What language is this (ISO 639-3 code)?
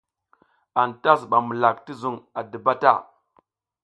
giz